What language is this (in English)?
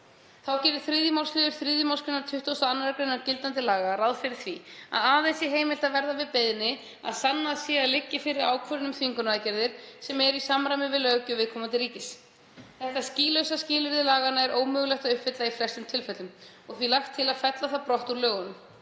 Icelandic